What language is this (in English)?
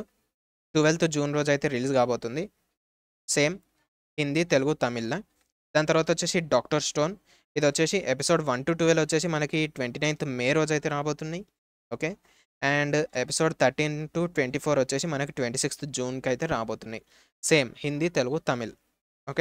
Telugu